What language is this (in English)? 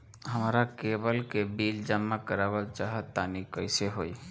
Bhojpuri